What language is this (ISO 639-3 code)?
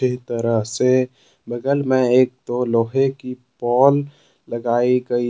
hin